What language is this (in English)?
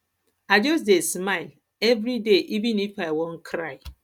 Nigerian Pidgin